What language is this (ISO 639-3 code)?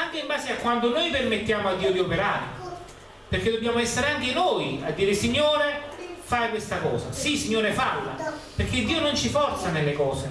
ita